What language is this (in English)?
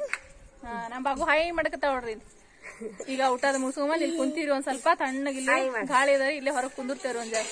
Arabic